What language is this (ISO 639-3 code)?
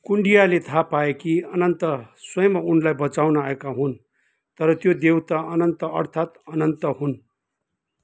nep